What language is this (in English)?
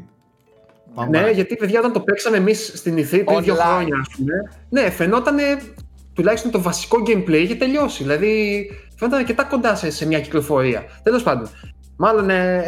Greek